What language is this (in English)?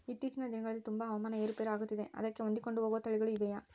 Kannada